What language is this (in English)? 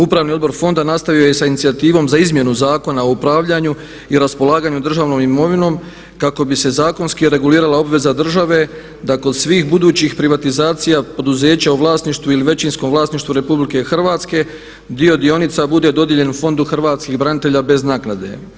Croatian